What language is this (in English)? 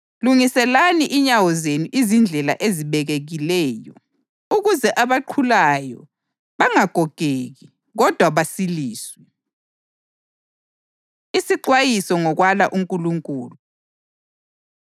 North Ndebele